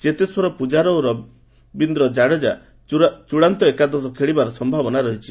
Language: Odia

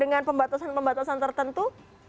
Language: Indonesian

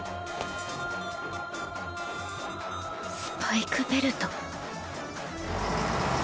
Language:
Japanese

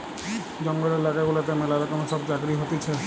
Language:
Bangla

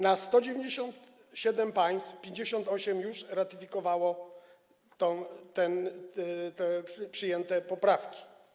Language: Polish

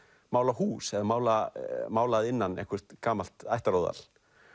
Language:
Icelandic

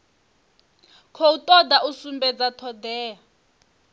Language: Venda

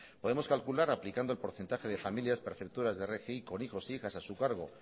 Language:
Spanish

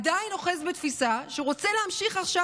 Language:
Hebrew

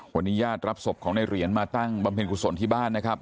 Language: Thai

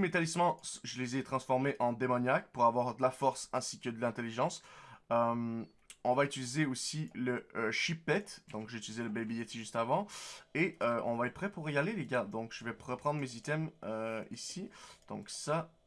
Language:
French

